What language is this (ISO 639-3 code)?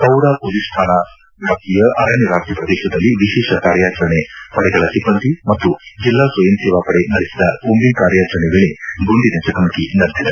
kan